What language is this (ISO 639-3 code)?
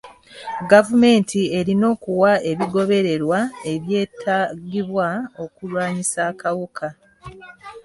lug